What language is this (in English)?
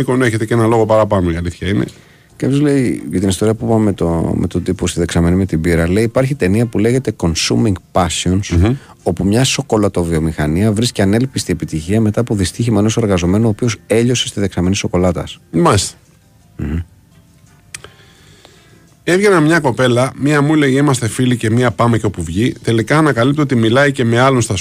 Greek